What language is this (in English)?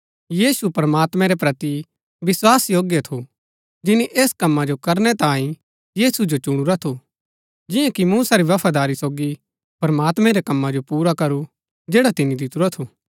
Gaddi